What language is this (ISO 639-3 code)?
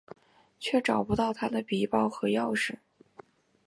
zho